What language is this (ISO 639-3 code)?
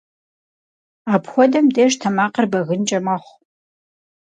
kbd